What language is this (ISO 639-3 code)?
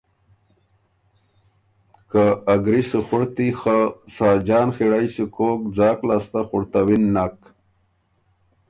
oru